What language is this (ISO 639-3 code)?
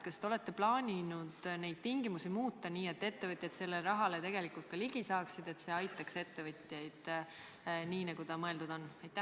est